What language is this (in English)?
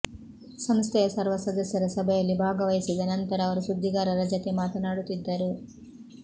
Kannada